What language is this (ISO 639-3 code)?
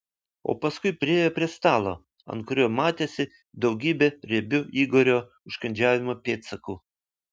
lit